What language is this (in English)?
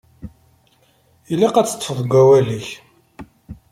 Kabyle